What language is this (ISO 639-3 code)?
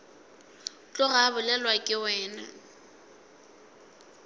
nso